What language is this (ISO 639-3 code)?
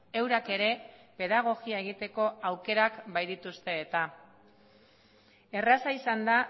eus